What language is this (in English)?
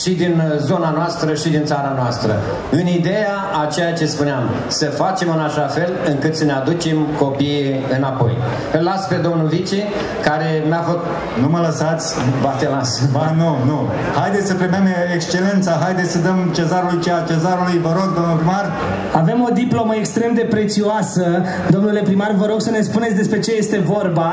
Romanian